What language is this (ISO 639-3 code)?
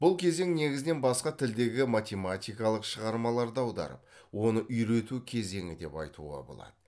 kaz